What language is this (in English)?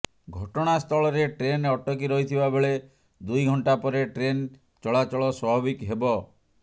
Odia